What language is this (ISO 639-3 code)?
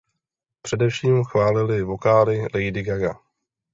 ces